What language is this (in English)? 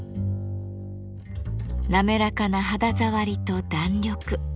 Japanese